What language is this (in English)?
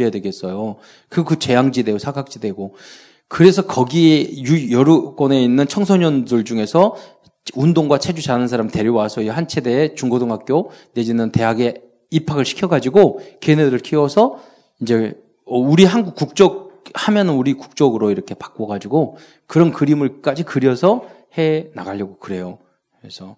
Korean